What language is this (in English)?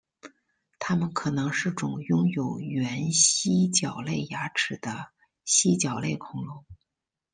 Chinese